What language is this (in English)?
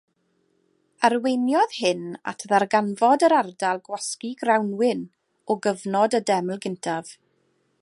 Welsh